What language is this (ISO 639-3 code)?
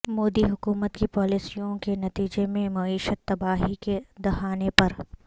urd